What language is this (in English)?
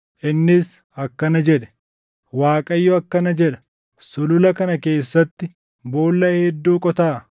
Oromo